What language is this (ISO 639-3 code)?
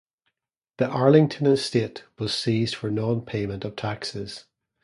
eng